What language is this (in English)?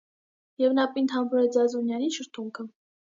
Armenian